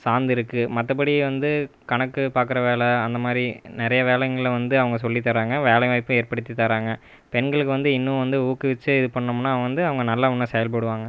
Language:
Tamil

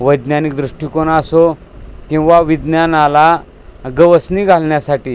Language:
Marathi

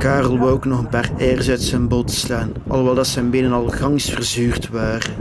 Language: Dutch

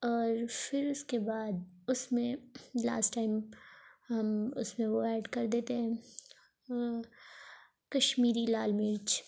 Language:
Urdu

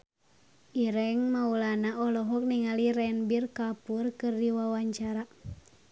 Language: Sundanese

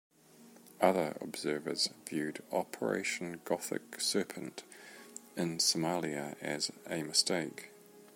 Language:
English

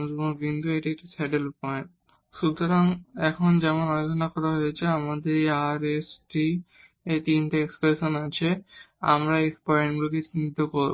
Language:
Bangla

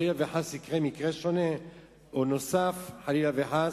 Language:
Hebrew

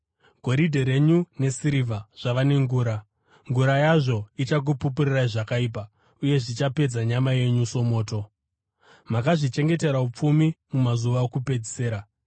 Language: Shona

